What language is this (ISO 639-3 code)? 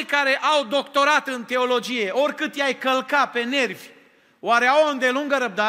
ron